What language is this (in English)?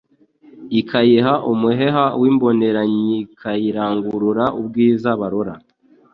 Kinyarwanda